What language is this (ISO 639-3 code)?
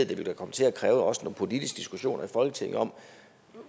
dan